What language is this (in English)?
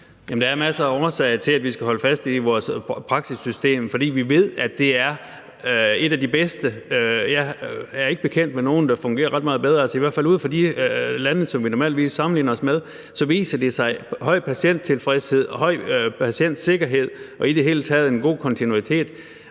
Danish